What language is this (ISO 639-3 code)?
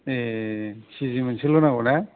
brx